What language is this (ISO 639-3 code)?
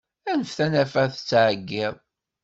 kab